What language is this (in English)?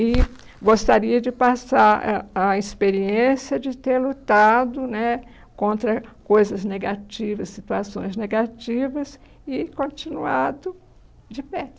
Portuguese